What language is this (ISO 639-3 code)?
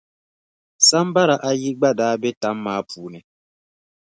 dag